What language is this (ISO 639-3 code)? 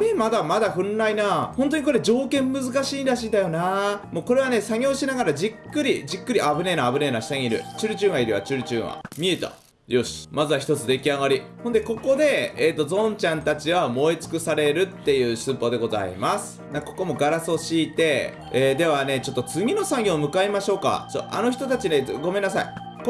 jpn